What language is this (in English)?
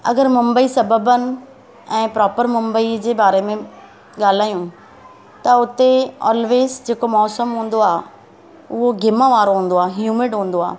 Sindhi